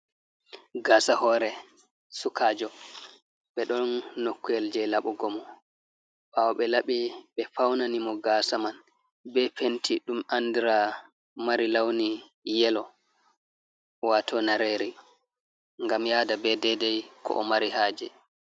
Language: Fula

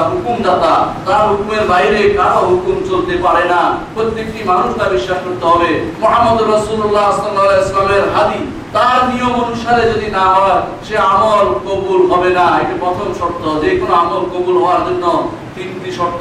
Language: Bangla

